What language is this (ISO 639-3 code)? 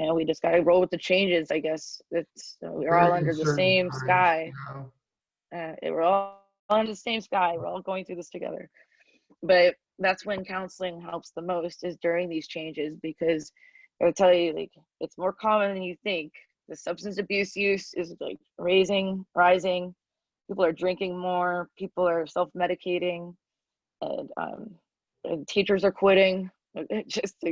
eng